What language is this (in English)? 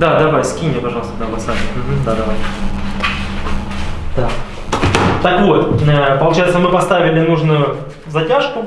Russian